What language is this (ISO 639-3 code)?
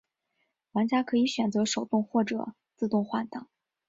zho